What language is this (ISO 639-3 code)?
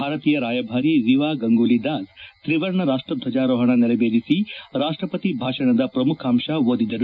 kan